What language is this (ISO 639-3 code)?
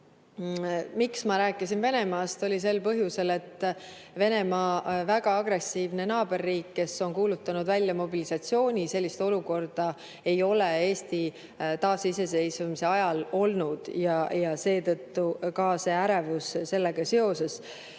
est